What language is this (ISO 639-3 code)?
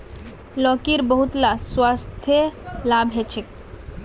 mag